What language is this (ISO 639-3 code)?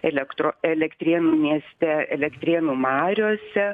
lit